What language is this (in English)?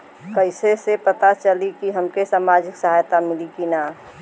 Bhojpuri